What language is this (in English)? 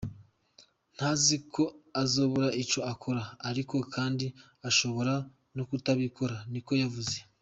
Kinyarwanda